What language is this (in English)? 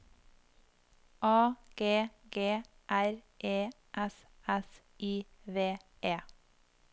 Norwegian